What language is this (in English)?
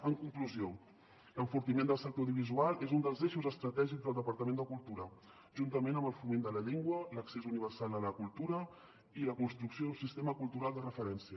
Catalan